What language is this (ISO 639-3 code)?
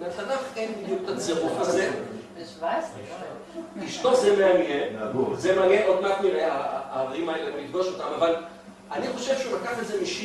heb